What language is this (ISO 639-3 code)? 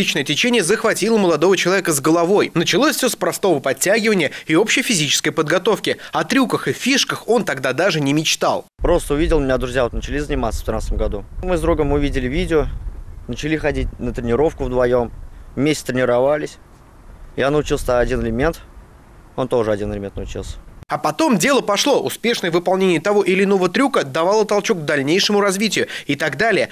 rus